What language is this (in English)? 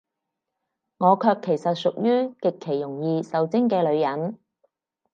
Cantonese